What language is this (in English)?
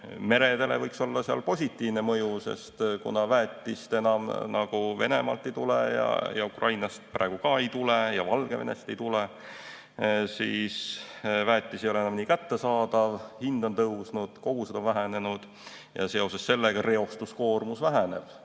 Estonian